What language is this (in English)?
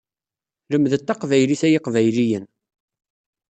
Kabyle